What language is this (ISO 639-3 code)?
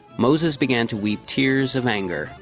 eng